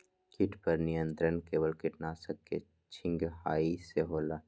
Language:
Magahi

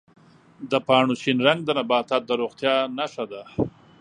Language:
Pashto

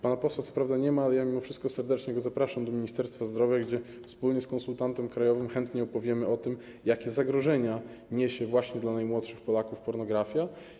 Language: Polish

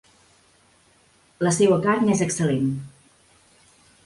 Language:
Catalan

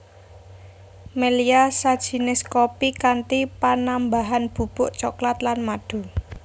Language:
Javanese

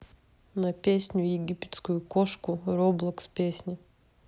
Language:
Russian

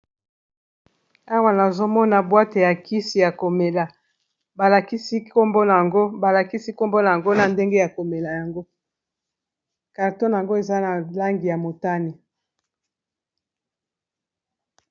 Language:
Lingala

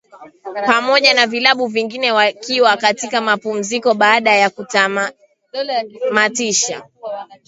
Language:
Swahili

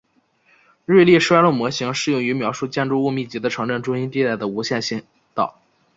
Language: Chinese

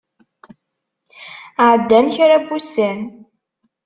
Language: Kabyle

